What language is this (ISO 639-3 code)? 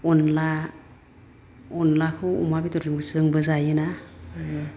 brx